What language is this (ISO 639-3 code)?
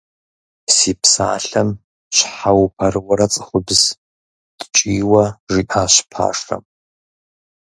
kbd